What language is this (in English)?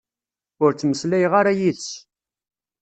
Kabyle